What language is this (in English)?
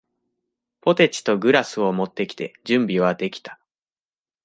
Japanese